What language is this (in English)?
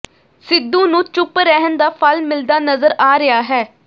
Punjabi